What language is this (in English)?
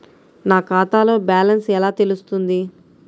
Telugu